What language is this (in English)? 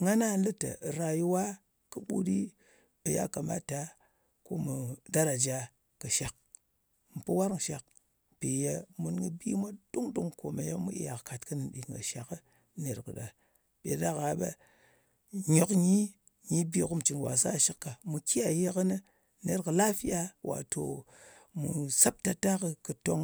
Ngas